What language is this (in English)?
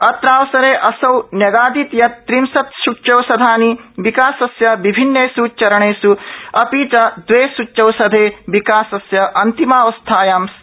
Sanskrit